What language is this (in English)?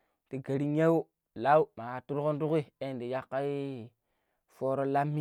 Pero